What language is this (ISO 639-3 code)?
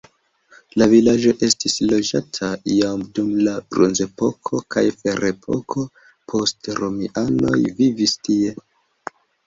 epo